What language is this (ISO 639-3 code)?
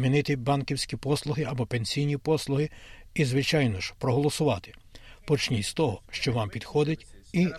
ukr